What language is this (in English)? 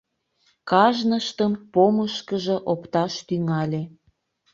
Mari